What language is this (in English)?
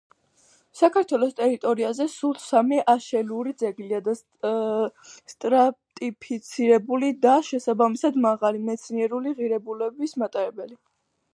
Georgian